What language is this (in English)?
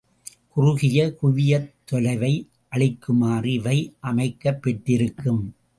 Tamil